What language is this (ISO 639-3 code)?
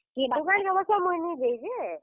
ori